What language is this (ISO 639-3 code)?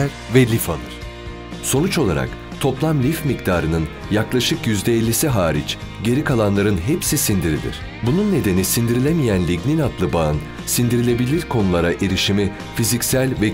tur